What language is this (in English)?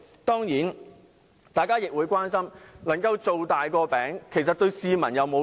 Cantonese